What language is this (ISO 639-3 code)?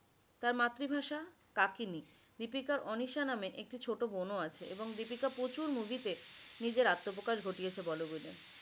ben